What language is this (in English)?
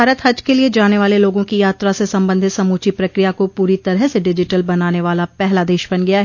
Hindi